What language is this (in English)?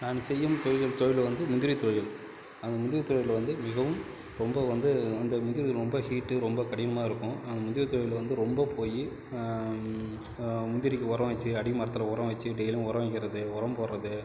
Tamil